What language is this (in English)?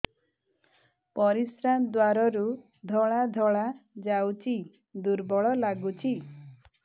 Odia